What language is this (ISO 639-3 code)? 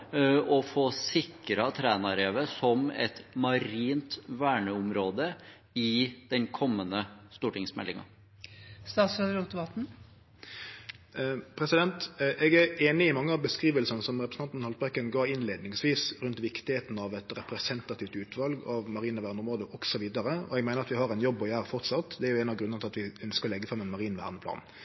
nor